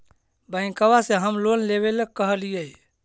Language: Magahi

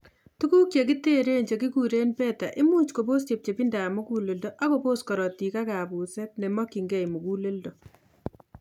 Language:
Kalenjin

